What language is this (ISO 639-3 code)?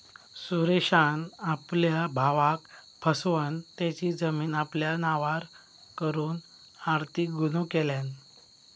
mar